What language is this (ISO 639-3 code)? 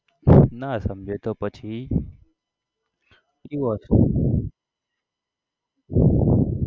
guj